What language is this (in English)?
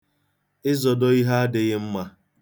Igbo